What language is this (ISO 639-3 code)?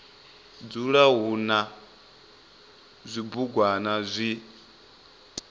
ven